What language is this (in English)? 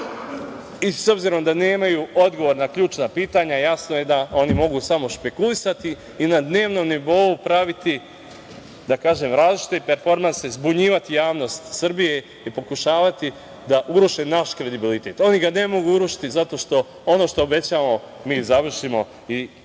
Serbian